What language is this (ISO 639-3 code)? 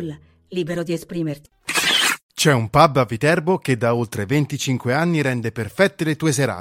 ita